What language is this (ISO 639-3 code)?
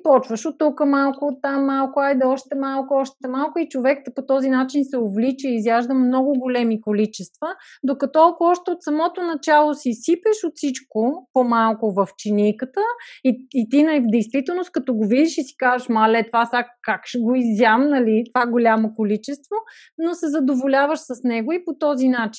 bul